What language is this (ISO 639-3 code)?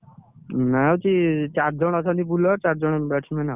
ori